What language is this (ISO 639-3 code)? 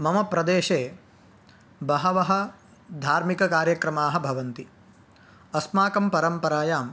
san